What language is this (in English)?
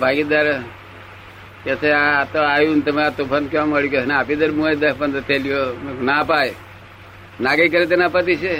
Gujarati